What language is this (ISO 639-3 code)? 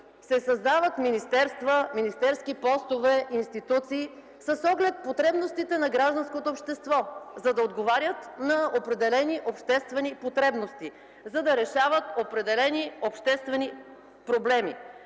bul